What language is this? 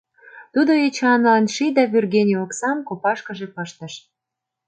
Mari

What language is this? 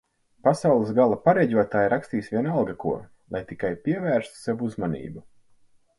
Latvian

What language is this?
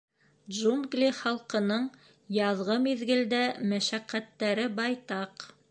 Bashkir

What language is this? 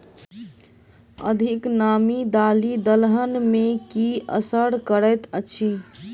Maithili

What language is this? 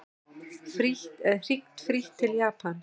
Icelandic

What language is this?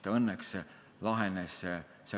Estonian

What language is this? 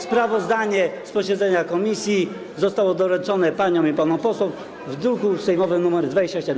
Polish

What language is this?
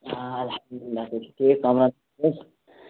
Kashmiri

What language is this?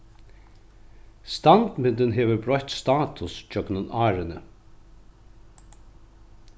Faroese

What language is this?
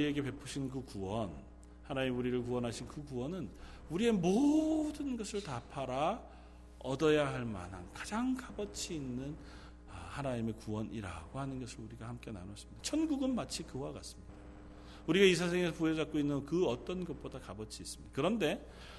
Korean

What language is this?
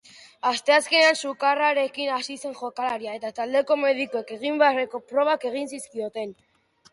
Basque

